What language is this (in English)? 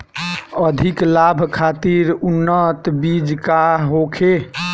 Bhojpuri